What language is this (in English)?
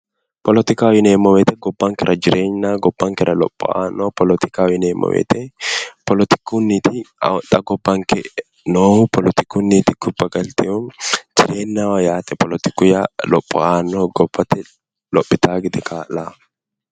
Sidamo